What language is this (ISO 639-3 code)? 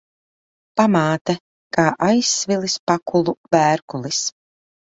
lav